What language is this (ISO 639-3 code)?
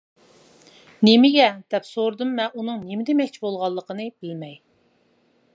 uig